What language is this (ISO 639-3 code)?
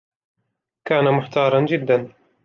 ara